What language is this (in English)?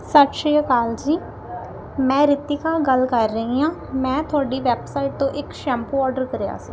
Punjabi